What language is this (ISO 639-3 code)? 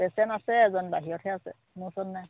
asm